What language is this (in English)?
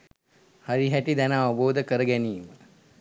Sinhala